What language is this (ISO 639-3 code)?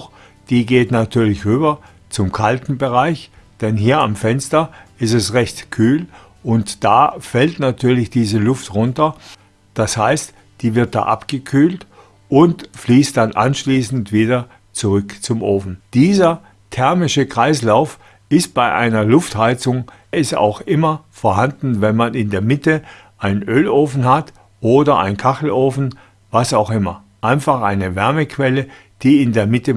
deu